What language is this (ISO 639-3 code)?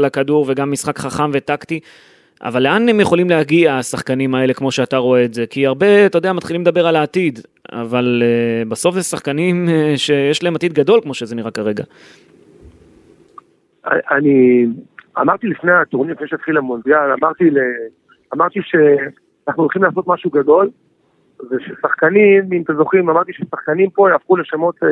heb